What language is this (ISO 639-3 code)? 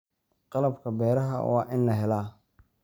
som